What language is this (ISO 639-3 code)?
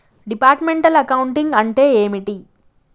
tel